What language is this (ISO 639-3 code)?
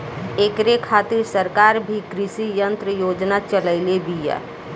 bho